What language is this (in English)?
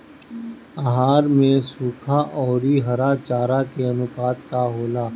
Bhojpuri